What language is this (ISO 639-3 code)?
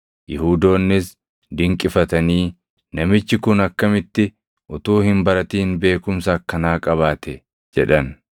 orm